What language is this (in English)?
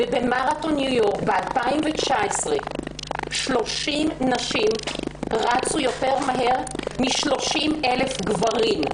Hebrew